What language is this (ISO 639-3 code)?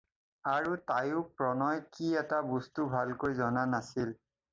asm